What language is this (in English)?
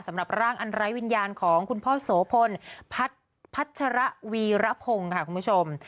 Thai